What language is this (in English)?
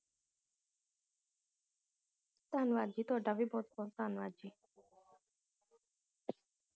Punjabi